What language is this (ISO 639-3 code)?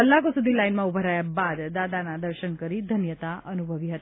guj